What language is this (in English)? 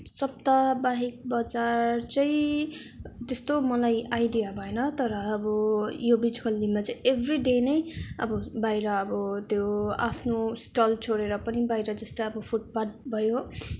Nepali